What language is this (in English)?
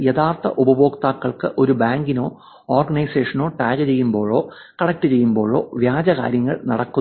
Malayalam